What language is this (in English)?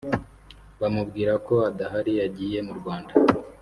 Kinyarwanda